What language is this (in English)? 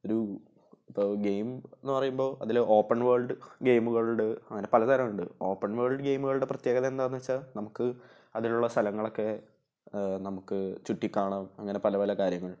Malayalam